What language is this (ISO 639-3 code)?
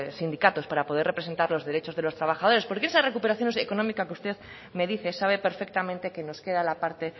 spa